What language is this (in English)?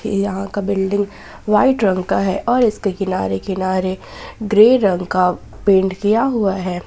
Hindi